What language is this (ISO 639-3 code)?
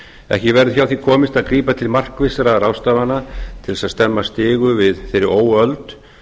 isl